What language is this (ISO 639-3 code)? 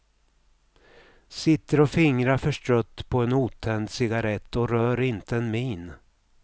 swe